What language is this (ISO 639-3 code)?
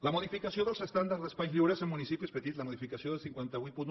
cat